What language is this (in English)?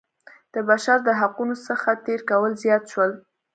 Pashto